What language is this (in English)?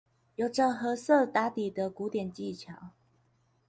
Chinese